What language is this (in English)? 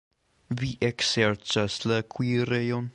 Esperanto